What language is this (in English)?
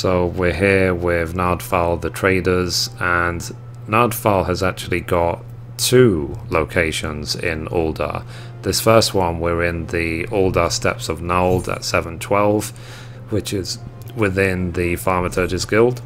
English